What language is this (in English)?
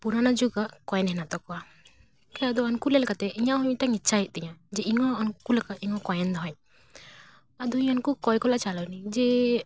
Santali